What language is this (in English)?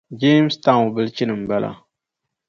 Dagbani